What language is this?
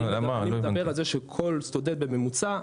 Hebrew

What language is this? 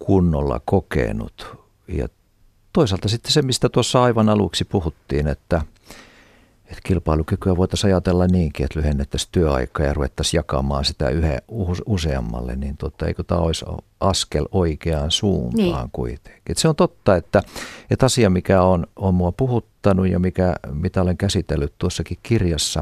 Finnish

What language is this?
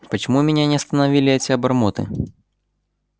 Russian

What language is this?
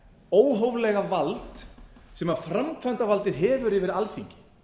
Icelandic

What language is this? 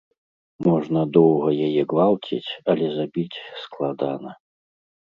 Belarusian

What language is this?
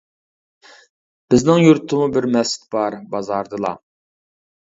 Uyghur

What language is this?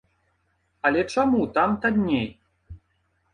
Belarusian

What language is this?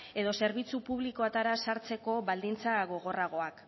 Basque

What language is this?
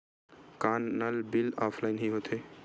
Chhattisgarhi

